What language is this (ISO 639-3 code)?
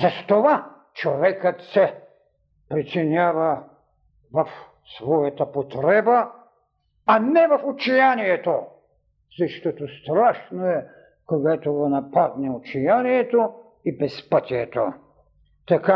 bul